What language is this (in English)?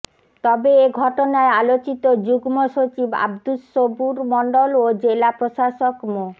Bangla